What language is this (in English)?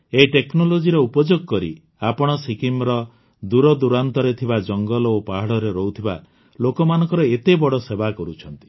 Odia